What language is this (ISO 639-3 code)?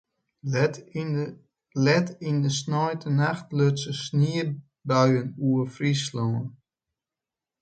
fry